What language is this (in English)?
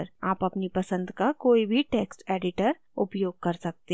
Hindi